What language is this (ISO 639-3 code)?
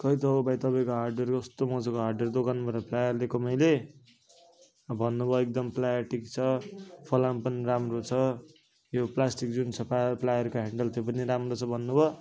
nep